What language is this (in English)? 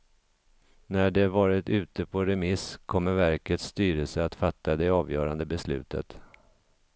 Swedish